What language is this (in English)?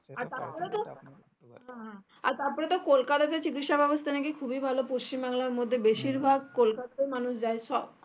Bangla